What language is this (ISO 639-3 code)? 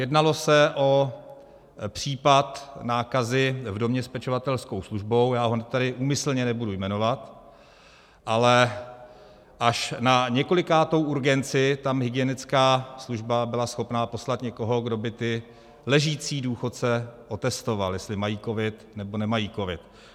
ces